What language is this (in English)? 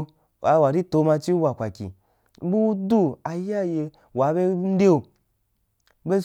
Wapan